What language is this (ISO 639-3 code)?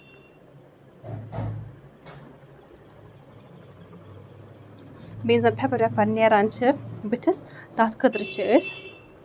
kas